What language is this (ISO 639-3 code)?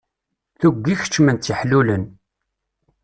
kab